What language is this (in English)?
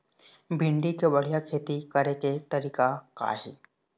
Chhattisgarhi